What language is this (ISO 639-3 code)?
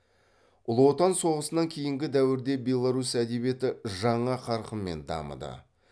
kaz